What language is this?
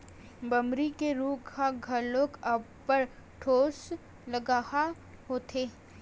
Chhattisgarhi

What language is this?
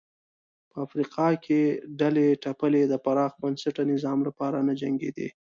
Pashto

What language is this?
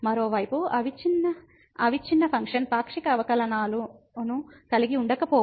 Telugu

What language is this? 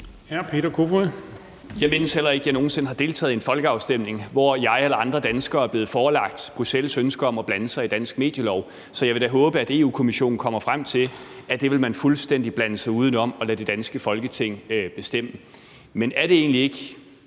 Danish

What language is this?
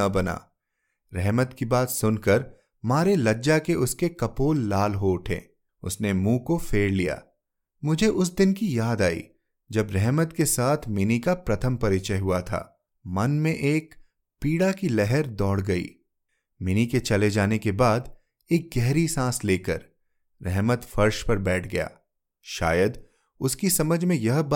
Hindi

